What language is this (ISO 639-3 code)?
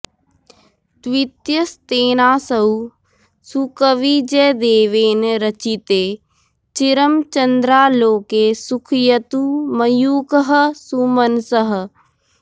san